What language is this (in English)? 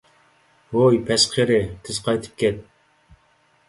Uyghur